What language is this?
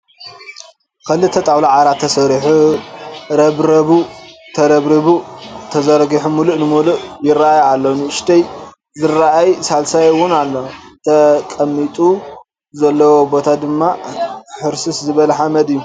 Tigrinya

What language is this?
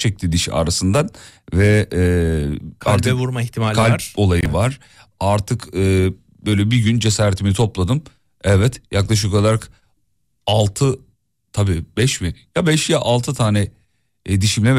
Turkish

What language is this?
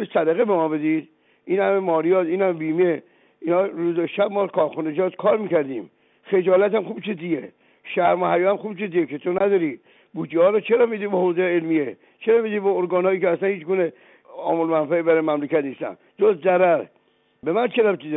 Persian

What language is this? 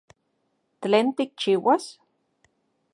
Central Puebla Nahuatl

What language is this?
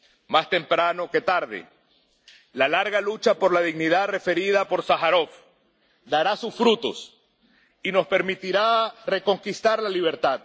Spanish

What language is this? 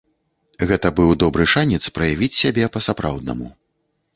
Belarusian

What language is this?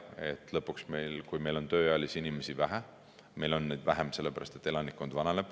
Estonian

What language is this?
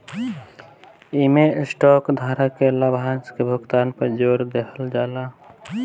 Bhojpuri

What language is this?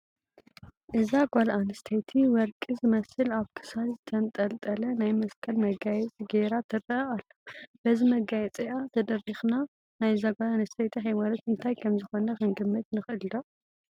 Tigrinya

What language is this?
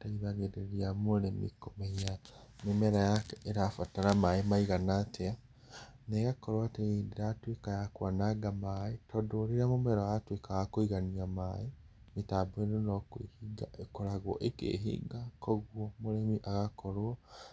Kikuyu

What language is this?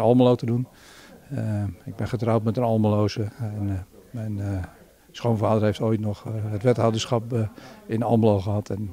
Dutch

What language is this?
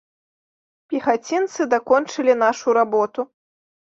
Belarusian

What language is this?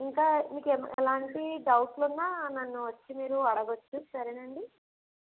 Telugu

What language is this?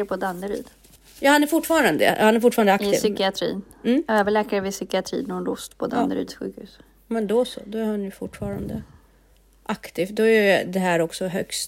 Swedish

